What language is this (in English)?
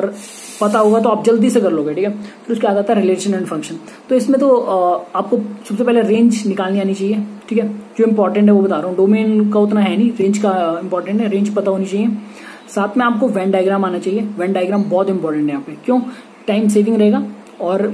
Hindi